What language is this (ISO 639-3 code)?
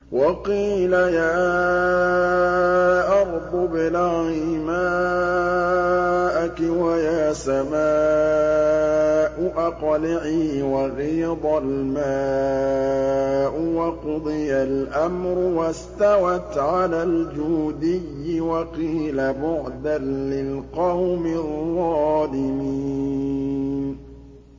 ara